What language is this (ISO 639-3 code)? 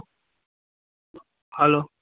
guj